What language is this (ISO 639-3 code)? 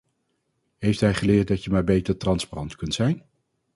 nld